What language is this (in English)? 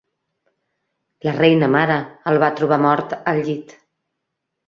Catalan